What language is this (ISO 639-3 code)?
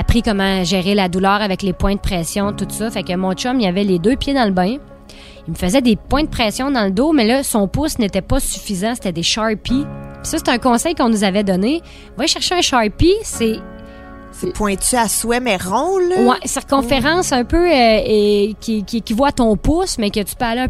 fra